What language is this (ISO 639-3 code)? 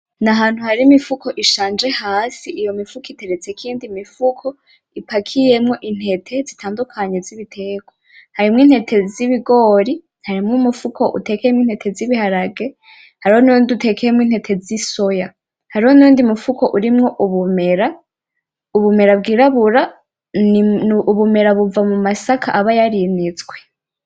run